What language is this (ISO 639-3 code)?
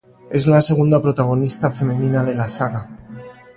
spa